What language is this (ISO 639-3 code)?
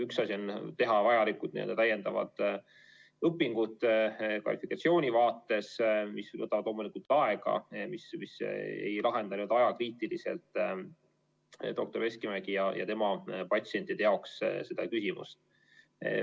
est